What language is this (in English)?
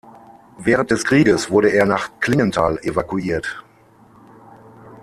German